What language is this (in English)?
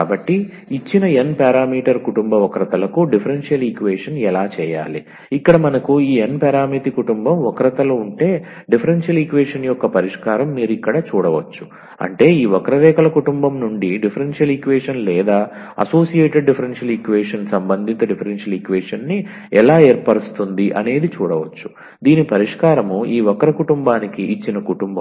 Telugu